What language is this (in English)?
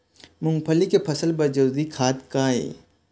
Chhattisgarhi